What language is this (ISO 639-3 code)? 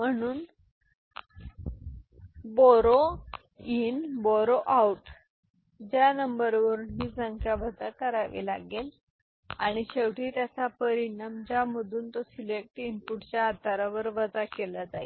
mar